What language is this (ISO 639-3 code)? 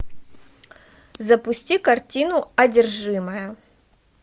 rus